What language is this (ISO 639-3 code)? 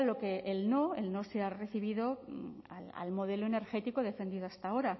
spa